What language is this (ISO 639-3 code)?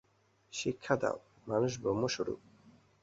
ben